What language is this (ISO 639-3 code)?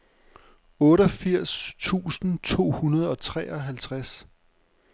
dan